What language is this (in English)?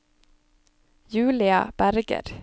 Norwegian